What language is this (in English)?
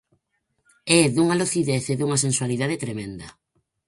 Galician